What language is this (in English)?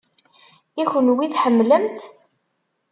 Kabyle